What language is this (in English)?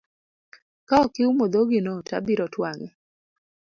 Luo (Kenya and Tanzania)